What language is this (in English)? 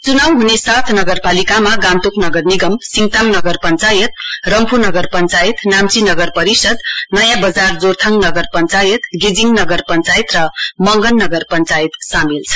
Nepali